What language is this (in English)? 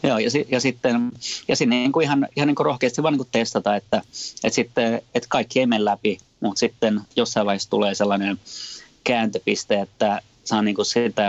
Finnish